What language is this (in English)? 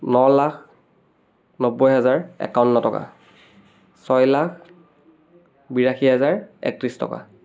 Assamese